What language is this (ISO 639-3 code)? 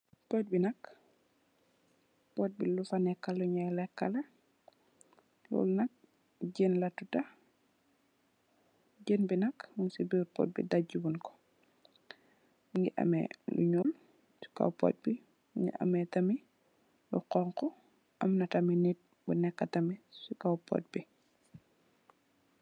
wol